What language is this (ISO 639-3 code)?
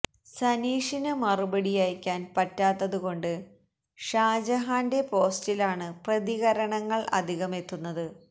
mal